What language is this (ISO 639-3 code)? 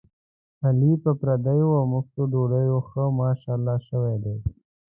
pus